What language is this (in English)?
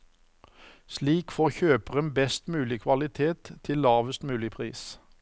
Norwegian